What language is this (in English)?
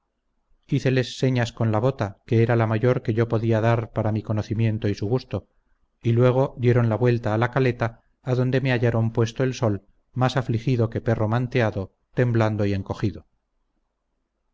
Spanish